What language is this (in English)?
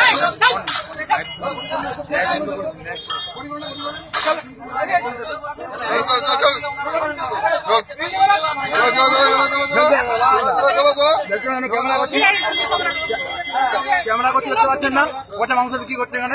Dutch